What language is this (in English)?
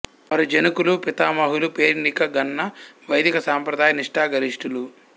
Telugu